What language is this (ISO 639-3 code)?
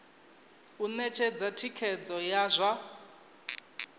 ven